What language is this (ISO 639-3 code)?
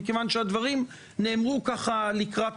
heb